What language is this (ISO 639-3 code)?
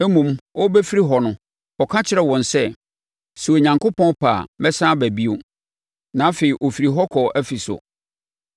aka